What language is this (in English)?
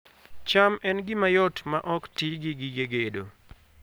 Luo (Kenya and Tanzania)